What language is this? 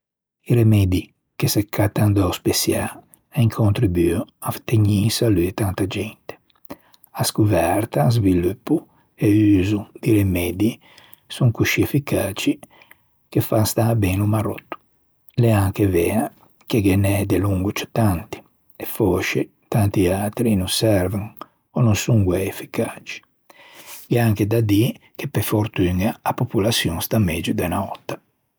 Ligurian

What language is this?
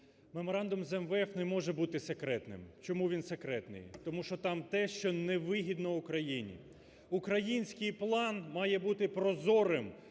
Ukrainian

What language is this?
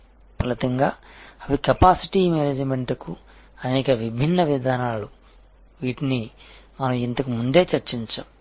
Telugu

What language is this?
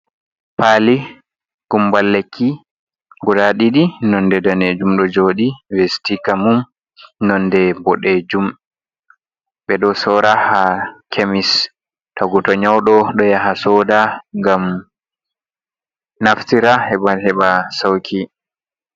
Fula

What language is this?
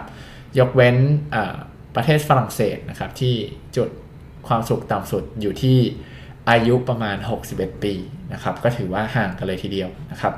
Thai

